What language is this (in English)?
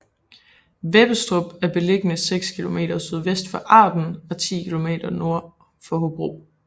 Danish